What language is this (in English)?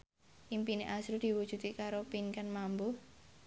Javanese